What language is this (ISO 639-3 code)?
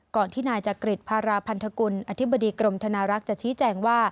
tha